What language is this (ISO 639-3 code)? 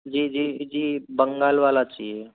hin